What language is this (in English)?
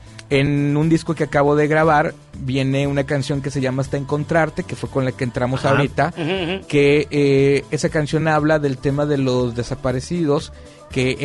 Spanish